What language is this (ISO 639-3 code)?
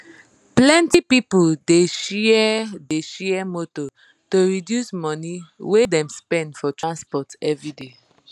pcm